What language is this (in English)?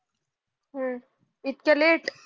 Marathi